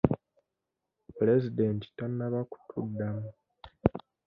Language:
Ganda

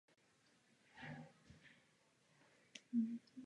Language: Czech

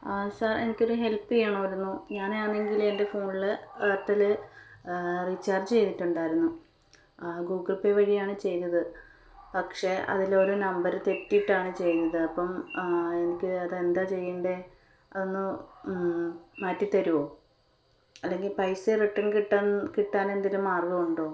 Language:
Malayalam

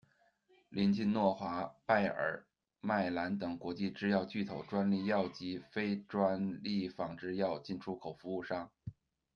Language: Chinese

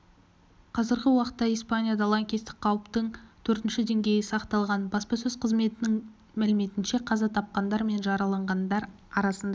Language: Kazakh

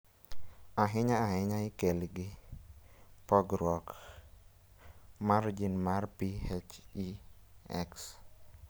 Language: Luo (Kenya and Tanzania)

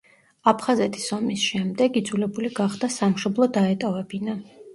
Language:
Georgian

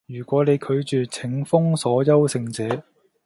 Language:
Cantonese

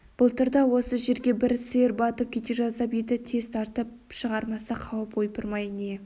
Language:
Kazakh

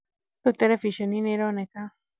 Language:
Kikuyu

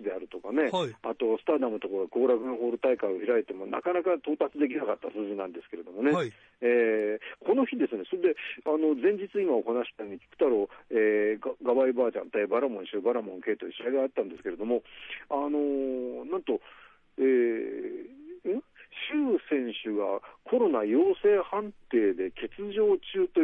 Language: Japanese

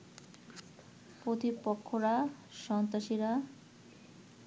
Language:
Bangla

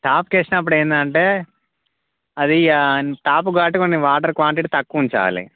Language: Telugu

